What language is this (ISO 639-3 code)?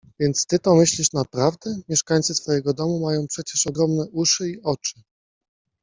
pol